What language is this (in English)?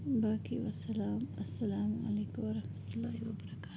Kashmiri